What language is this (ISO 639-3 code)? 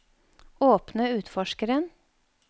nor